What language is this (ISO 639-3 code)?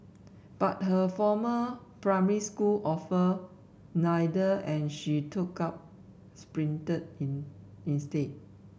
eng